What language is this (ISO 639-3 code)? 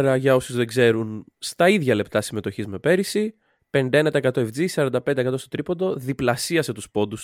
ell